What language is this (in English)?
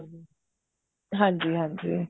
Punjabi